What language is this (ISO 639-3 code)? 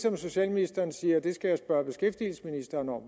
dan